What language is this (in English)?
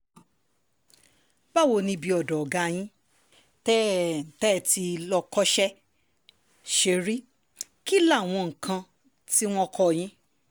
Yoruba